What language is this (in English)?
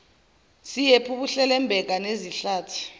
Zulu